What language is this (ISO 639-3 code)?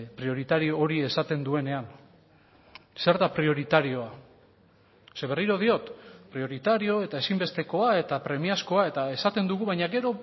eus